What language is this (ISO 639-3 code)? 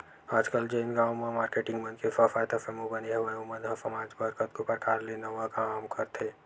hne